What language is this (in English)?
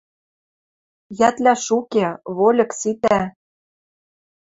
Western Mari